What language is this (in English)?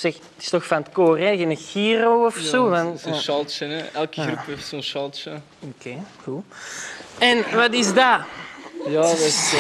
Dutch